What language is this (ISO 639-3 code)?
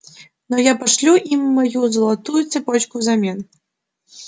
rus